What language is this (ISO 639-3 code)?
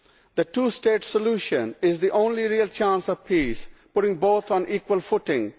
eng